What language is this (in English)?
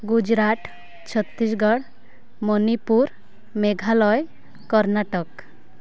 Odia